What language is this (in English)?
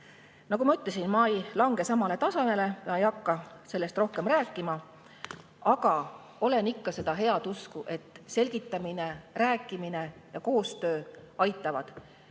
Estonian